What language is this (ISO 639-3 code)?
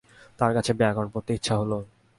ben